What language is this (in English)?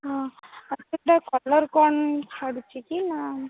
Odia